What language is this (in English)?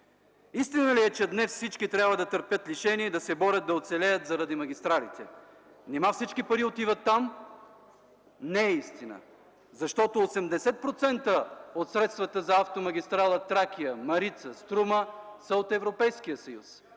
Bulgarian